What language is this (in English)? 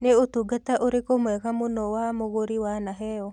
Kikuyu